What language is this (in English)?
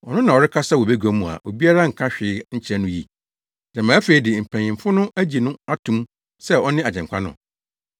Akan